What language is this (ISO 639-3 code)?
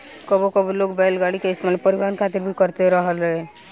bho